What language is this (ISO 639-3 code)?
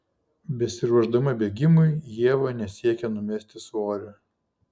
lit